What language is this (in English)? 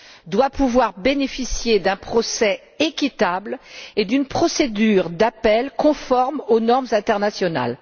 French